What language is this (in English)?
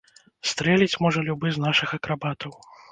Belarusian